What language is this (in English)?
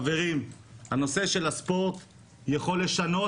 Hebrew